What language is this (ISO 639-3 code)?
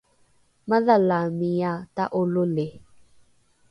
dru